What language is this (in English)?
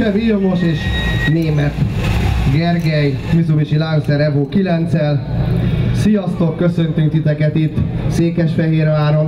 Hungarian